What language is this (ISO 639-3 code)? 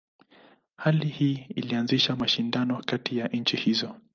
swa